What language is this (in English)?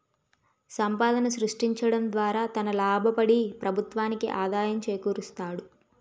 Telugu